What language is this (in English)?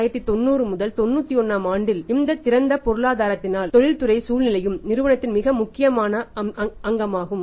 Tamil